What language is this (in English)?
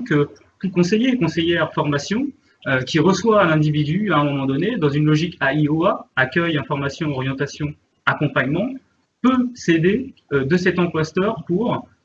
French